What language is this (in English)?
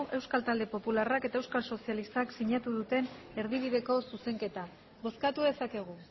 Basque